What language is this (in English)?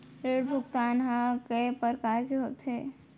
Chhattisgarhi